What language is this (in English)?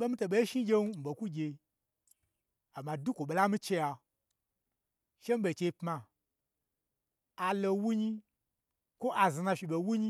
Gbagyi